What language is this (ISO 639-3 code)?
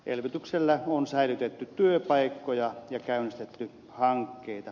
fin